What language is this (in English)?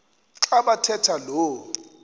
Xhosa